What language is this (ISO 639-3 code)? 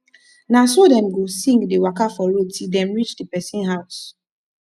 pcm